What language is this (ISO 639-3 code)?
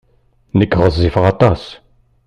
kab